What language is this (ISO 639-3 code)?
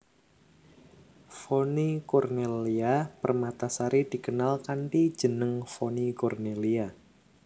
jav